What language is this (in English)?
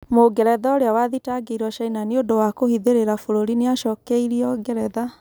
Kikuyu